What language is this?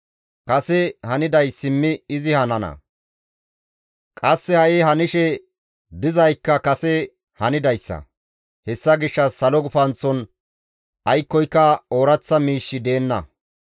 Gamo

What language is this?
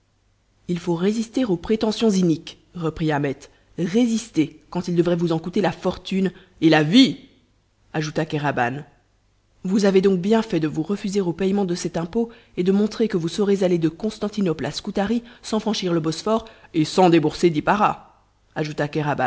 French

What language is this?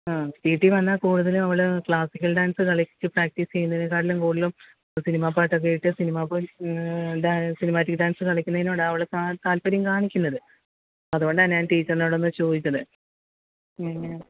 Malayalam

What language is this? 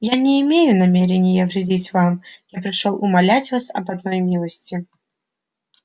Russian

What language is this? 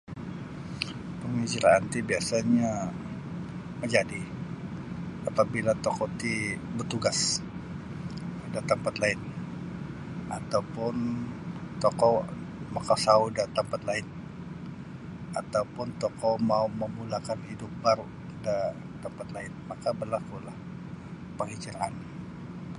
Sabah Bisaya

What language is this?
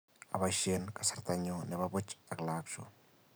Kalenjin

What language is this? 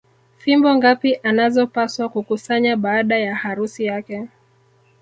Swahili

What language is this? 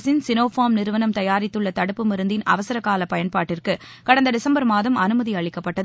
Tamil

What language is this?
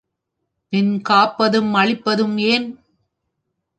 Tamil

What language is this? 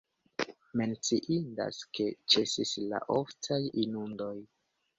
Esperanto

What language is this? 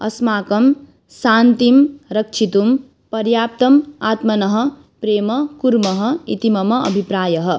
Sanskrit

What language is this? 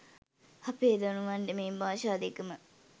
Sinhala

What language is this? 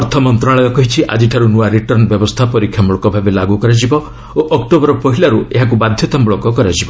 Odia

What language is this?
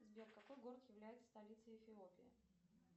Russian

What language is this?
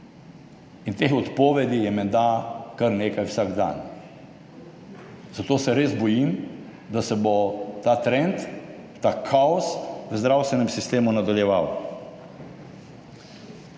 Slovenian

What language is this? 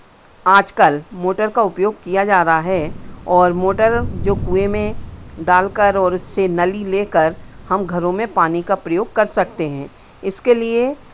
Hindi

